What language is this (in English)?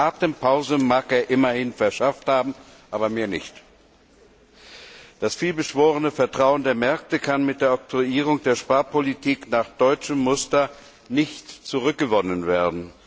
German